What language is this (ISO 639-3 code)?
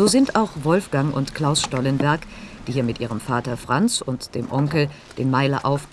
deu